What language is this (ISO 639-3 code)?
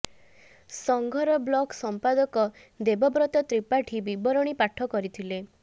ori